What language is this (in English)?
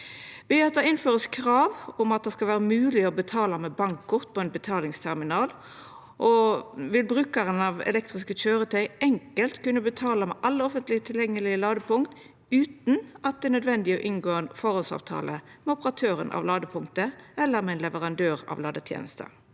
Norwegian